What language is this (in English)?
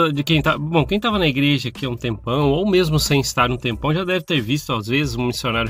Portuguese